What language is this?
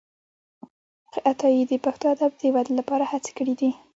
Pashto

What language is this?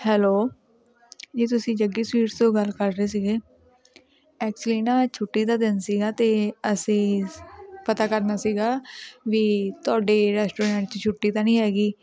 Punjabi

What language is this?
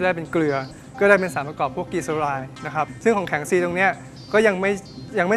Thai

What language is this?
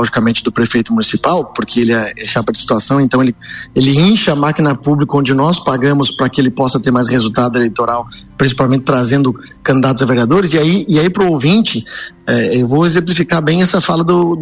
Portuguese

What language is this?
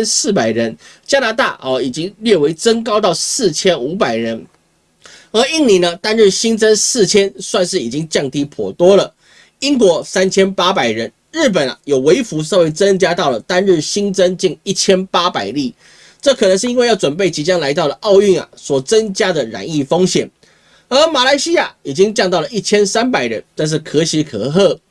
Chinese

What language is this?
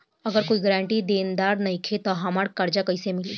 Bhojpuri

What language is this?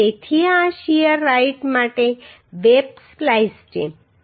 Gujarati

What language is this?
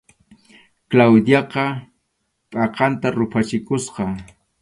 Arequipa-La Unión Quechua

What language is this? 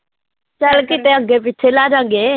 Punjabi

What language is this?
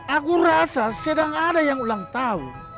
Indonesian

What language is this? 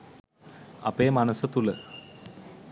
Sinhala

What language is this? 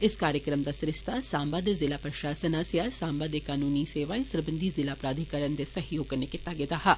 Dogri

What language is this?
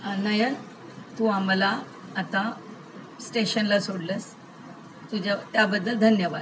Marathi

